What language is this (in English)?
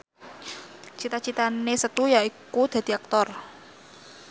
Javanese